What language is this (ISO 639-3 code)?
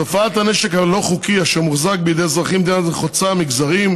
heb